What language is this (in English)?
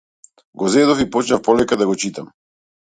Macedonian